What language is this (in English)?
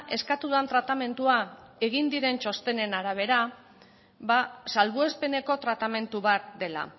Basque